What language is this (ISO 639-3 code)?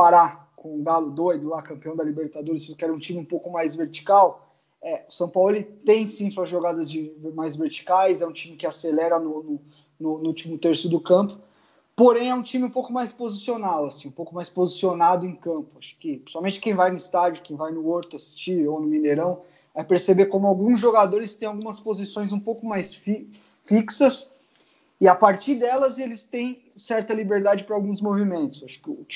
por